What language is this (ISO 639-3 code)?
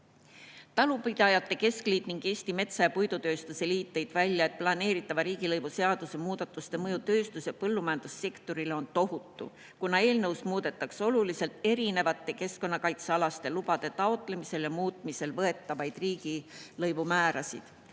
est